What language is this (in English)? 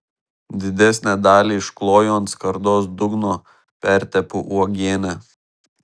Lithuanian